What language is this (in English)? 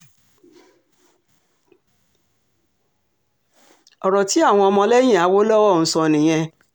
Yoruba